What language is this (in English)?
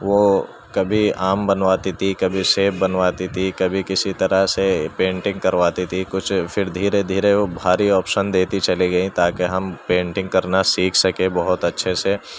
Urdu